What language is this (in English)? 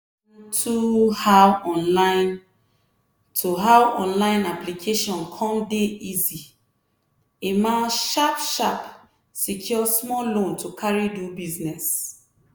Nigerian Pidgin